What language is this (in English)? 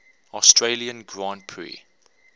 English